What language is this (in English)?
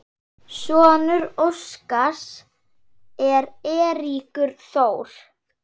Icelandic